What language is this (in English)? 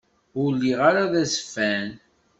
Kabyle